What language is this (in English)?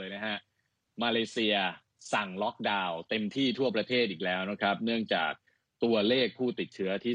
Thai